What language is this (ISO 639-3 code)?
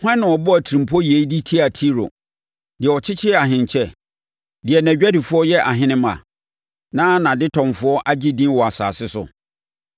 aka